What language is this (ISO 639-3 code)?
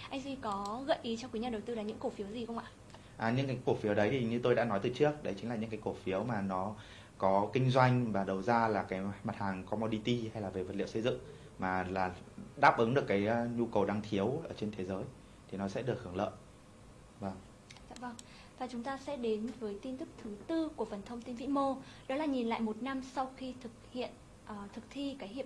vie